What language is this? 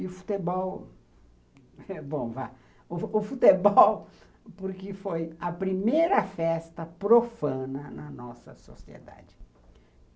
Portuguese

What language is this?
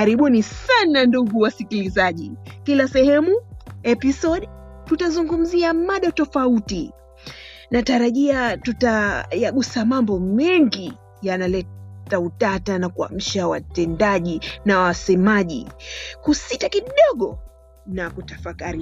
Swahili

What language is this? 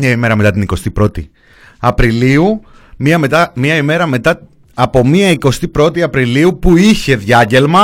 Greek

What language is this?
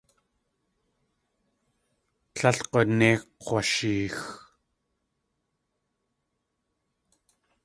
Tlingit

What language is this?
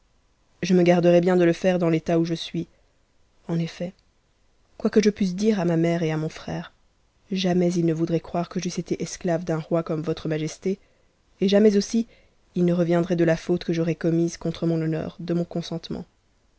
French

